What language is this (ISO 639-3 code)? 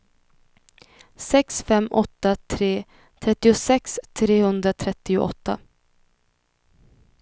swe